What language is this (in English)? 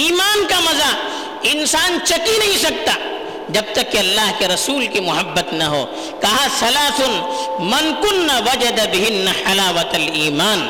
Urdu